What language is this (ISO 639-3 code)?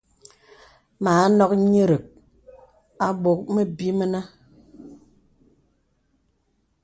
beb